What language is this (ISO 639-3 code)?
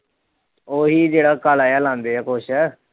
pan